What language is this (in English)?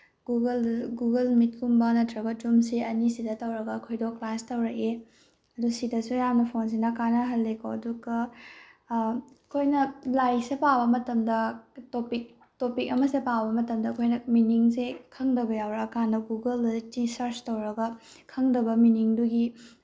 Manipuri